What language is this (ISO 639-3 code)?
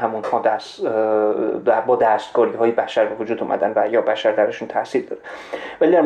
fas